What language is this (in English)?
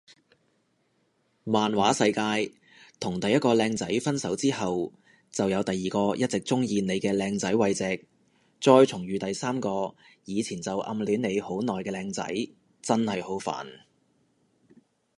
Cantonese